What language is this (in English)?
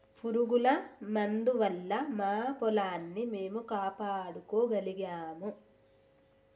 Telugu